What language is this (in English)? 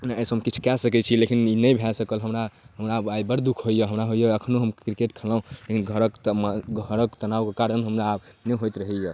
Maithili